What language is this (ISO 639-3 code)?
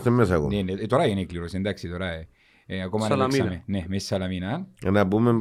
ell